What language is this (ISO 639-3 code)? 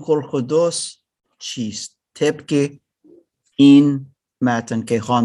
fas